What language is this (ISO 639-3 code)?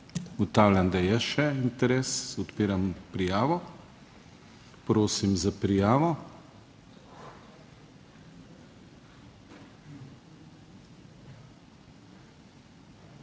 slv